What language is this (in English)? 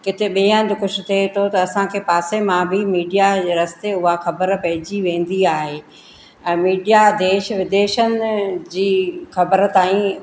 Sindhi